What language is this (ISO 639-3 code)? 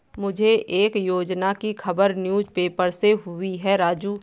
hin